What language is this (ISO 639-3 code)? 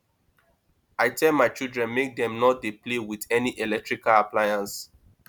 pcm